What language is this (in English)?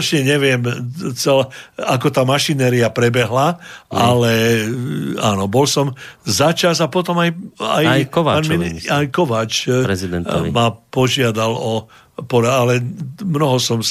Slovak